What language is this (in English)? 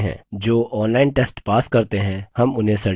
Hindi